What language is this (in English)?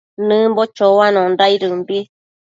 Matsés